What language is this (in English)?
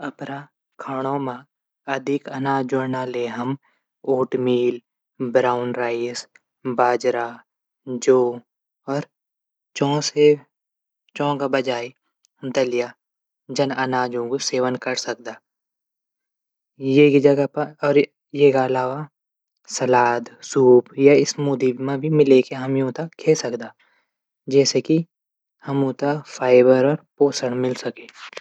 Garhwali